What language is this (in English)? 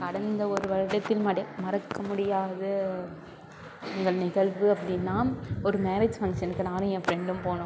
Tamil